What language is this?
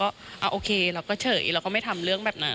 Thai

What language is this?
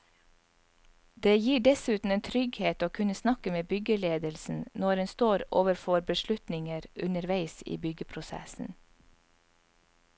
Norwegian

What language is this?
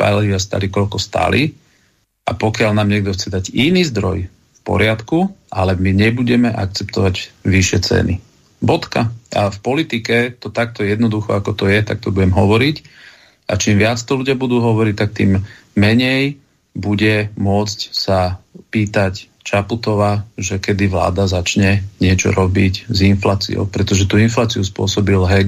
Slovak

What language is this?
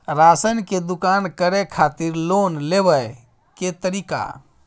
Maithili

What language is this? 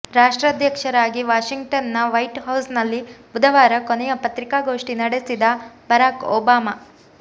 Kannada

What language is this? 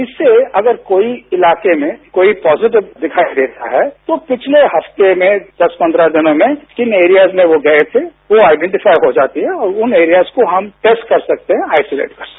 Hindi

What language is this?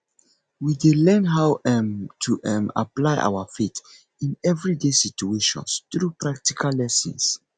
Nigerian Pidgin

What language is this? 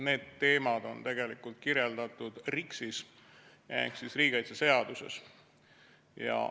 Estonian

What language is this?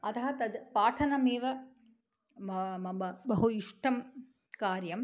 Sanskrit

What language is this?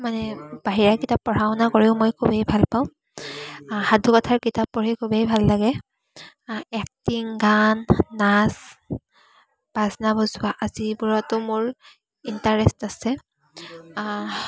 Assamese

